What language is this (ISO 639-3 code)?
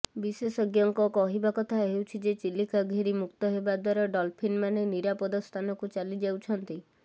ori